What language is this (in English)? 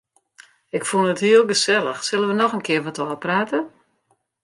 Western Frisian